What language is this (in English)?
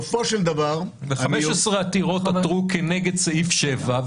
Hebrew